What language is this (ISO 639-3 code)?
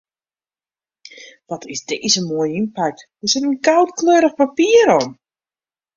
fry